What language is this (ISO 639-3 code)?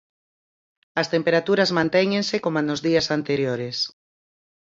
glg